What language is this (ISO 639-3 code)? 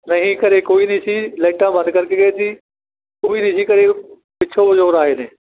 pan